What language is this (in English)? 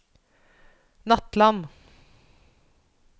Norwegian